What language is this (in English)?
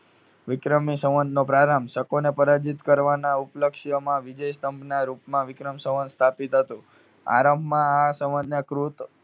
Gujarati